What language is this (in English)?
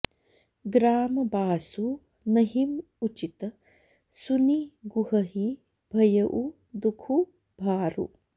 Sanskrit